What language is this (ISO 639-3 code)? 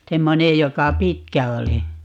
fin